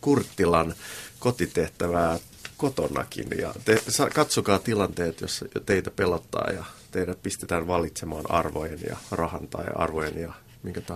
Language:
Finnish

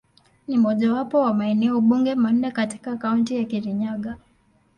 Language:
Swahili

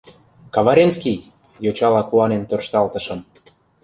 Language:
Mari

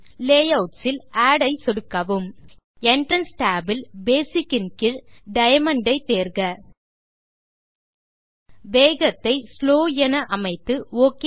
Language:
Tamil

